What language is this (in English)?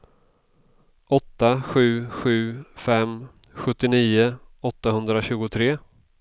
Swedish